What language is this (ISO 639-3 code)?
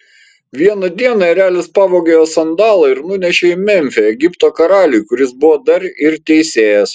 lit